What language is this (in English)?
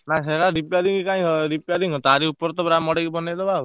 Odia